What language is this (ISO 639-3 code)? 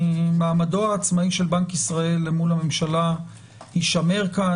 heb